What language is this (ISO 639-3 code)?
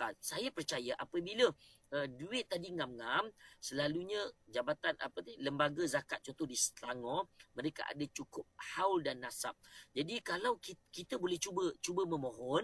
msa